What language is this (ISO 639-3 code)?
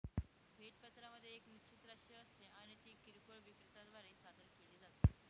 mar